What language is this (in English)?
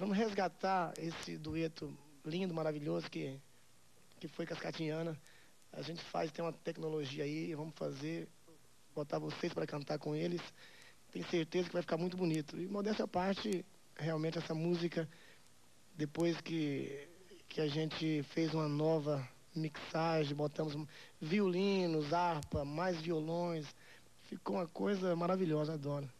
Portuguese